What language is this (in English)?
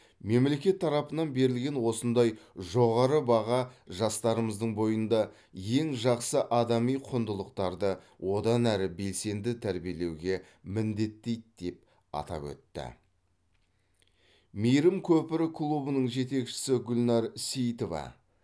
Kazakh